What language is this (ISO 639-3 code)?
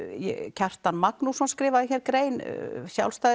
isl